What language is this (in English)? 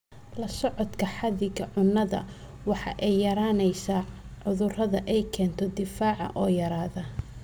Somali